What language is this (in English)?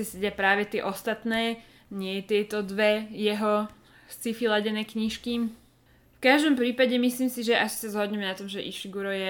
Slovak